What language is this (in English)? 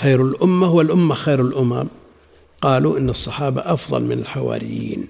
Arabic